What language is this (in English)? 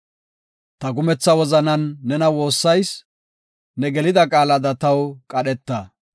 Gofa